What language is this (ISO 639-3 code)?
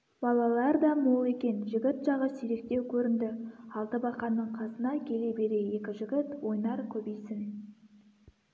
kaz